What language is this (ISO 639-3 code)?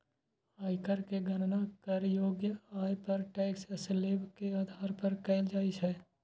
mai